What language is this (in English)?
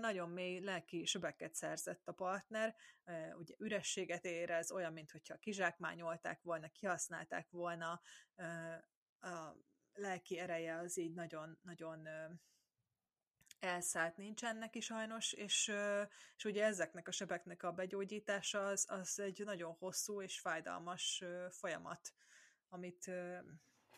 Hungarian